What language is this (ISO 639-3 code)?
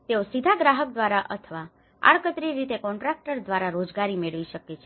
guj